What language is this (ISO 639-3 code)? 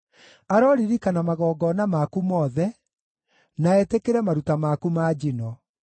kik